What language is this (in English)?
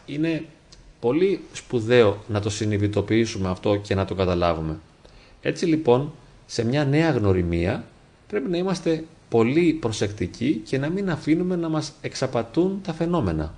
Greek